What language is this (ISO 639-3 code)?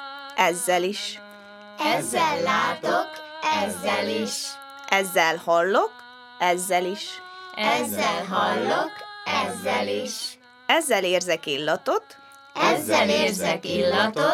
hun